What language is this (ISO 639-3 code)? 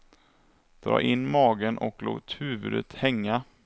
swe